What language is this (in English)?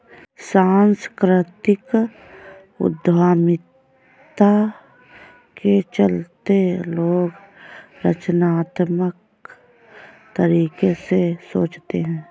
Hindi